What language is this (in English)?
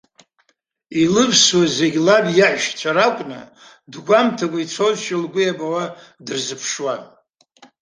Abkhazian